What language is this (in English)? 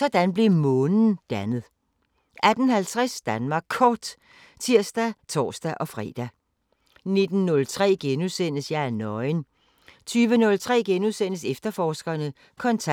Danish